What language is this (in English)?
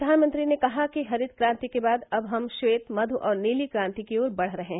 Hindi